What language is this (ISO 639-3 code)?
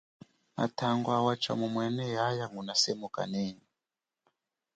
cjk